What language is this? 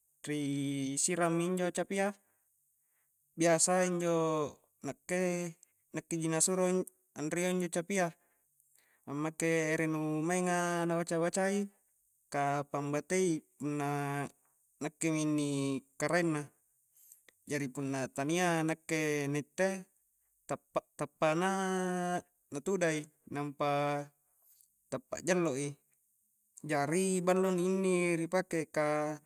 Coastal Konjo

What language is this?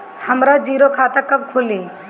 Bhojpuri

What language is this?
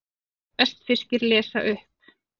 Icelandic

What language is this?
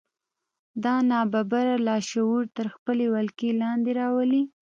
Pashto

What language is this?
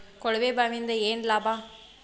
Kannada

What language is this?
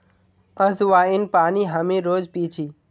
Magahi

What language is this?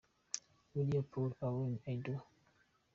Kinyarwanda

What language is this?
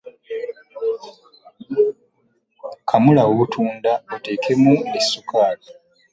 Ganda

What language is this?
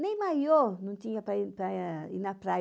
Portuguese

